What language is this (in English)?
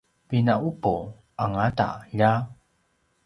Paiwan